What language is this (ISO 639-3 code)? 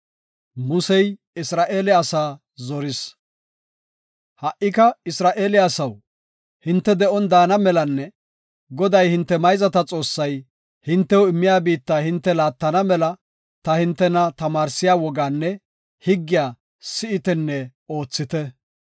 gof